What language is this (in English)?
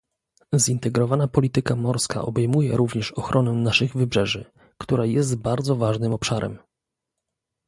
Polish